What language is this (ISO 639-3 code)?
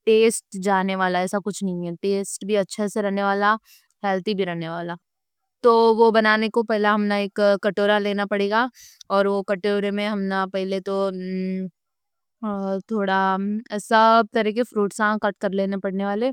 dcc